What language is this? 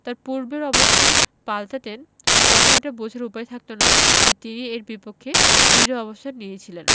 Bangla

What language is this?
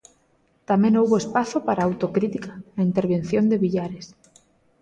Galician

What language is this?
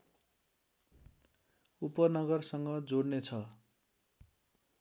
Nepali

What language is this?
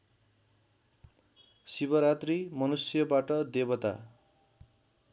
Nepali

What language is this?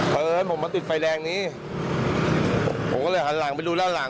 Thai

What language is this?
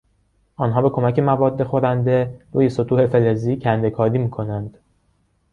Persian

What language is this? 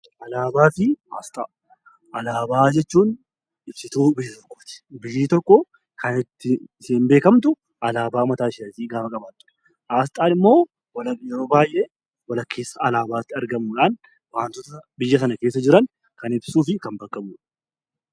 Oromo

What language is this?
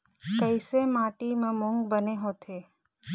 Chhattisgarhi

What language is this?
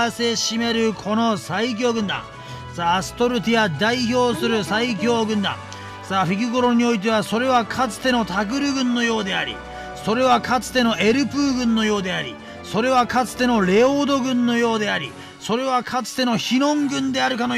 Japanese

